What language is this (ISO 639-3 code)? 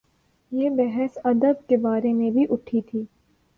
urd